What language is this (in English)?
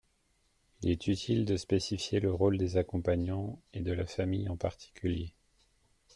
French